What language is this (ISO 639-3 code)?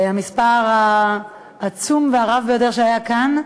heb